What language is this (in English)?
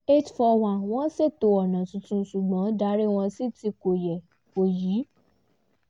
Yoruba